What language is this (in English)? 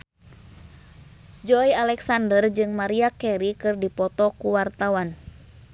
Sundanese